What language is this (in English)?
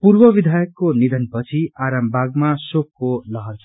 Nepali